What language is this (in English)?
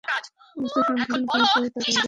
Bangla